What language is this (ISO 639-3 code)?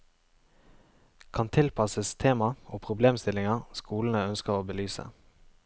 nor